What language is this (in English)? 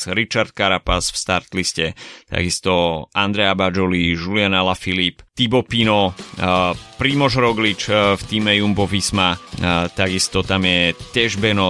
Slovak